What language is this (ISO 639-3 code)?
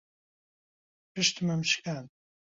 ckb